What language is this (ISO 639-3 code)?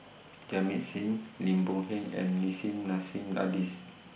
eng